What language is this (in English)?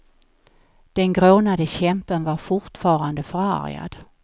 Swedish